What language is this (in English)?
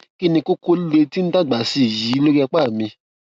Yoruba